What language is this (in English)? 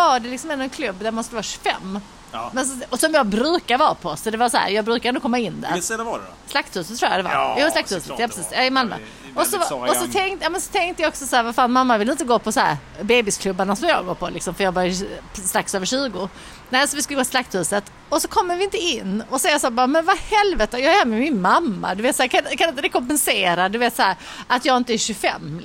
Swedish